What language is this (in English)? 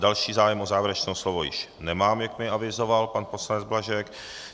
Czech